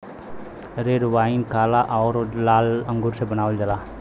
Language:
Bhojpuri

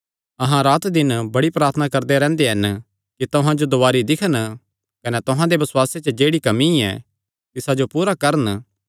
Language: Kangri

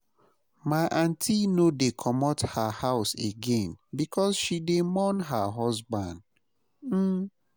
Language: Nigerian Pidgin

